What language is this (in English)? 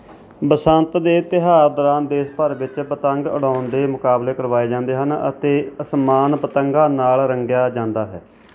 Punjabi